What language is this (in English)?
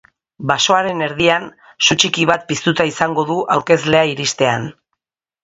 Basque